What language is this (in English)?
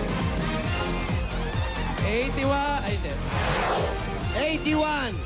Filipino